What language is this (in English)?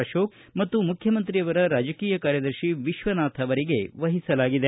Kannada